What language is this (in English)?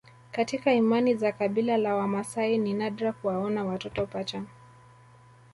Swahili